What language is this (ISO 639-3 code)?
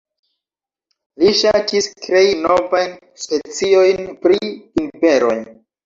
epo